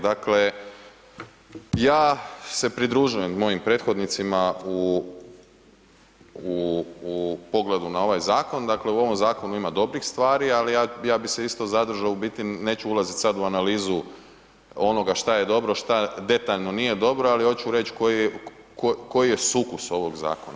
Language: Croatian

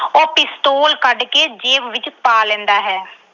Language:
Punjabi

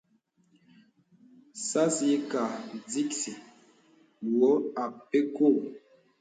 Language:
Bebele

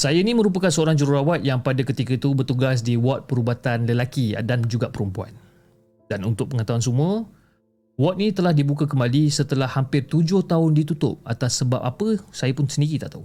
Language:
Malay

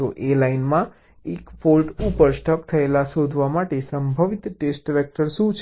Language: Gujarati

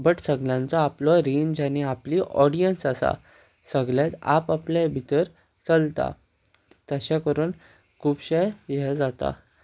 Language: Konkani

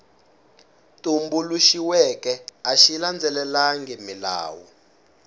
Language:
Tsonga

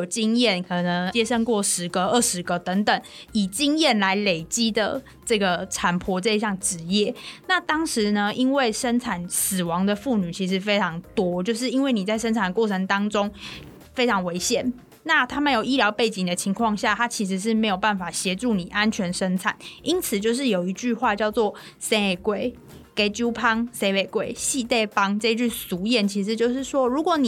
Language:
Chinese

